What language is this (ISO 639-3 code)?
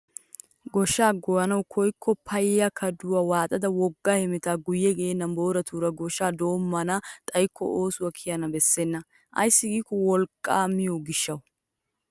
wal